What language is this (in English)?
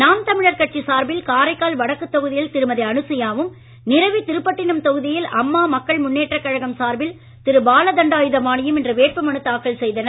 Tamil